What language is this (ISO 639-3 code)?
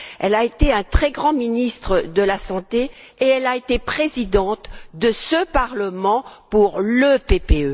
fra